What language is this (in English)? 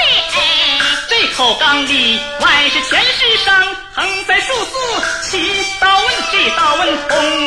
Chinese